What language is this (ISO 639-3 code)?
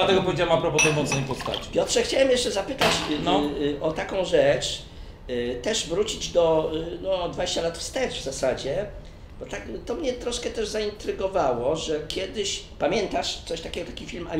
pol